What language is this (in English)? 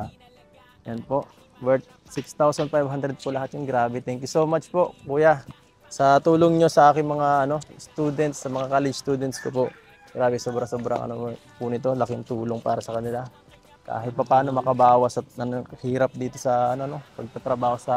Filipino